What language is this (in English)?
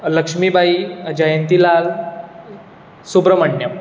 Konkani